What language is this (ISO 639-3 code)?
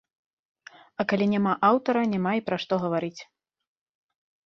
bel